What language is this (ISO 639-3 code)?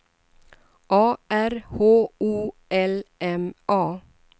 swe